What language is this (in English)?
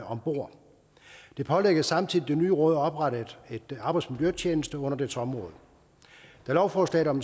Danish